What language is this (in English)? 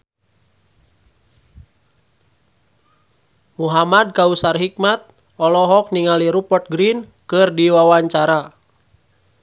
Sundanese